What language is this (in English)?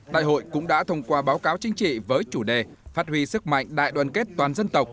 Vietnamese